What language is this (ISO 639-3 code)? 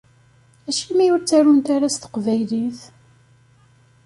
kab